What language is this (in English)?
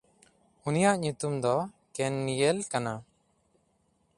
Santali